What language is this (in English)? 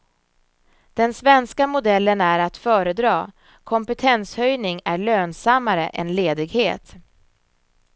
Swedish